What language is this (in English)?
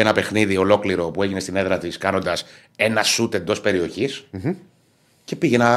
Greek